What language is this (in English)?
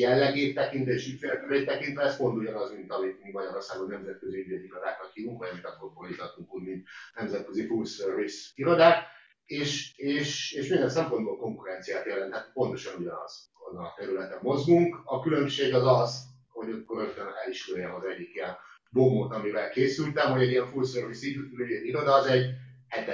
Hungarian